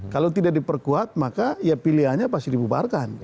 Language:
Indonesian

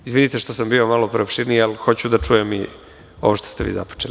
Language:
Serbian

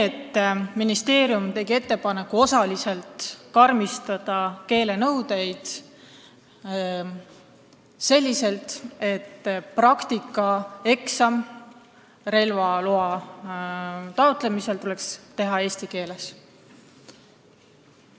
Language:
Estonian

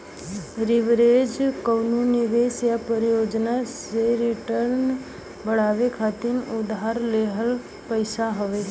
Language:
Bhojpuri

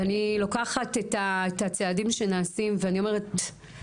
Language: Hebrew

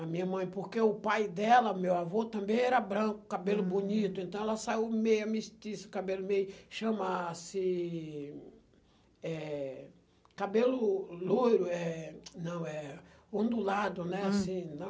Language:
Portuguese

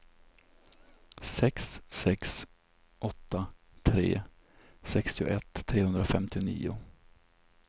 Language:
Swedish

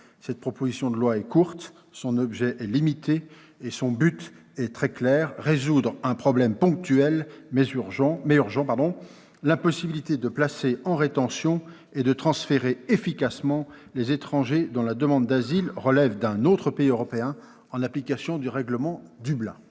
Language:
French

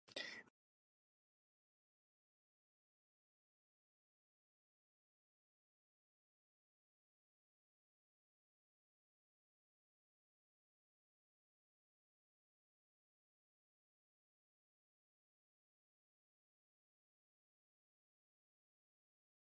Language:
Spanish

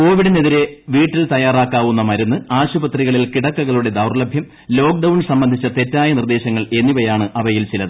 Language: Malayalam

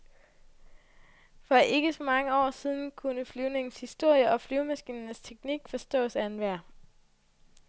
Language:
Danish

